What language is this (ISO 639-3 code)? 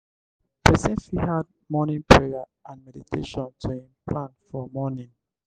pcm